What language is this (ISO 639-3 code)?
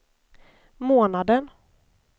swe